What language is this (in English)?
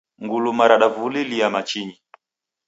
Taita